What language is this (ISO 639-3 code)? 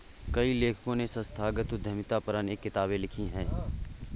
hin